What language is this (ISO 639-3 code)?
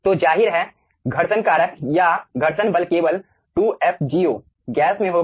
hin